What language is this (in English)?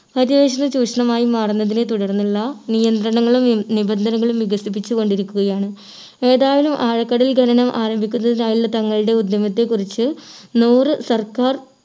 Malayalam